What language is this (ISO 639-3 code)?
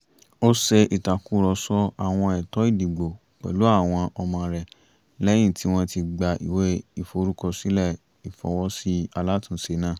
yor